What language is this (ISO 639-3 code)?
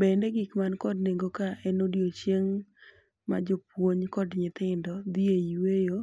luo